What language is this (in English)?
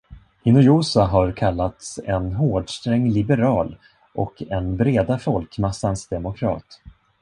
Swedish